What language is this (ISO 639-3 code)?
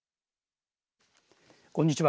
jpn